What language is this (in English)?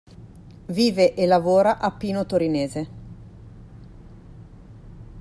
Italian